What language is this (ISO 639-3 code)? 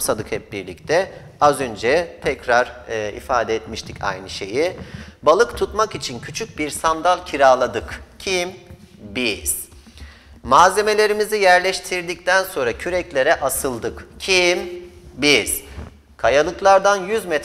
tur